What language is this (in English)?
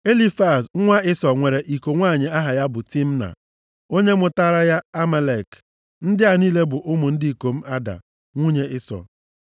Igbo